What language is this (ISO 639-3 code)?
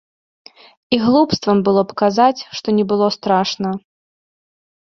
bel